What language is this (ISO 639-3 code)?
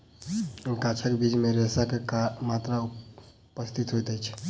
mai